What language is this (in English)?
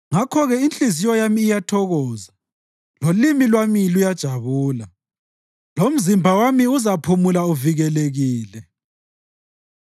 North Ndebele